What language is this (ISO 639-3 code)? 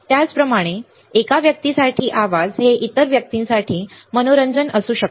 mar